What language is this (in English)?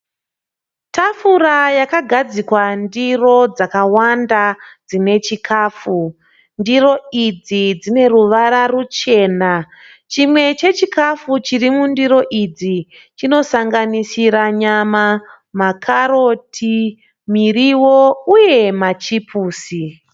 Shona